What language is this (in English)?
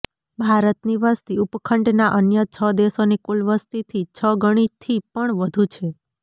Gujarati